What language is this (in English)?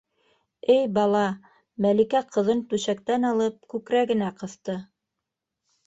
Bashkir